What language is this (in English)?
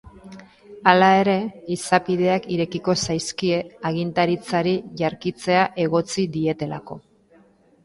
Basque